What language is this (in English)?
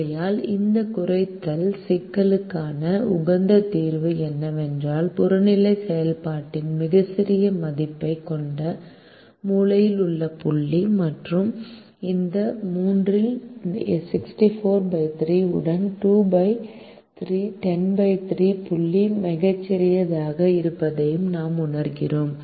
Tamil